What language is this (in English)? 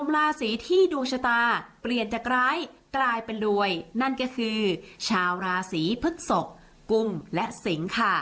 Thai